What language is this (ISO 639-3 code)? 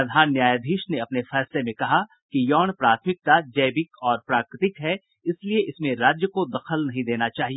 hin